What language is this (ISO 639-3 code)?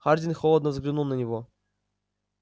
rus